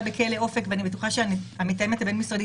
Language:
Hebrew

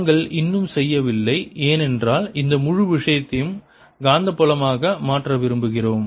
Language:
Tamil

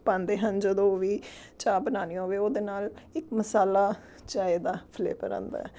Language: Punjabi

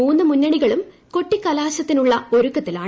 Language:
Malayalam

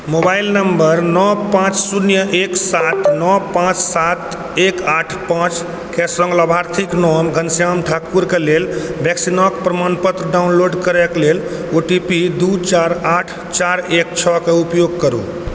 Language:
Maithili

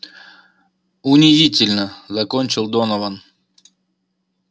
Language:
Russian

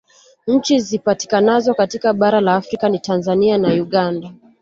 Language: Swahili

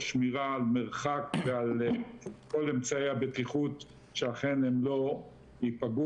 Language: Hebrew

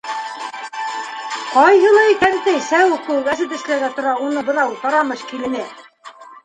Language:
Bashkir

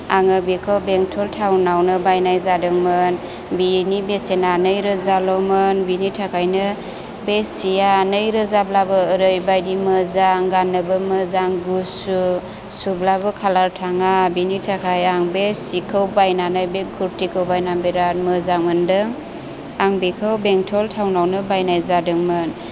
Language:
Bodo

